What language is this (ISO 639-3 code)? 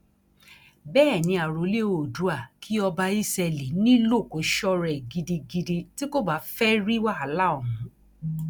yor